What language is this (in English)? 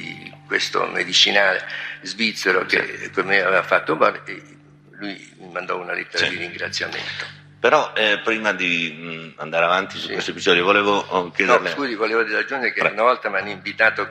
Italian